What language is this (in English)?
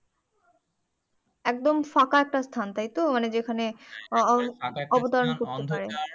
Bangla